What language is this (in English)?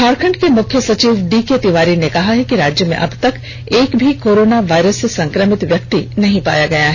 Hindi